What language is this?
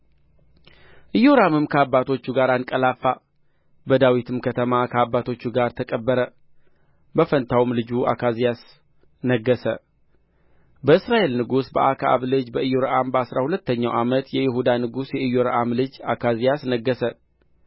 Amharic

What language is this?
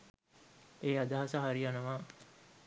Sinhala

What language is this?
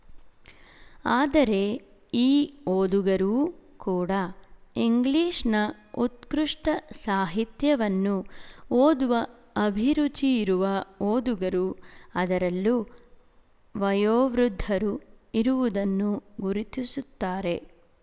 Kannada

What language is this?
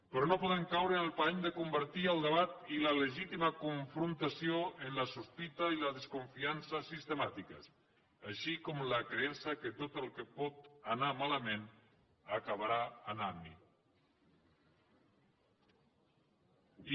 Catalan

